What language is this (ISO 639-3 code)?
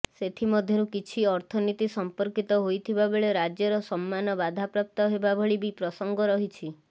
ori